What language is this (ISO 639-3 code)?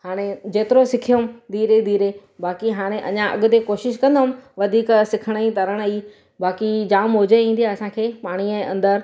snd